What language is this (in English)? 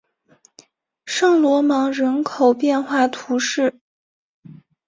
Chinese